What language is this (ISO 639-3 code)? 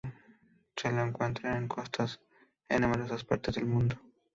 spa